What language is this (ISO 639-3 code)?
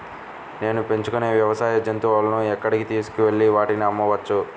tel